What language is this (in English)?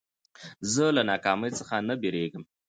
Pashto